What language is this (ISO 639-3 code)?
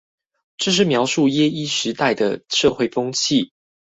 zho